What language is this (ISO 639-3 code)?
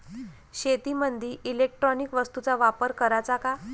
mar